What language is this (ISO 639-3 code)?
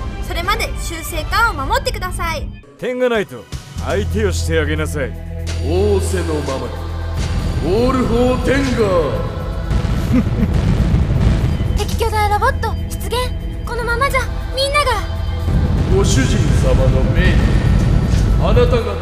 jpn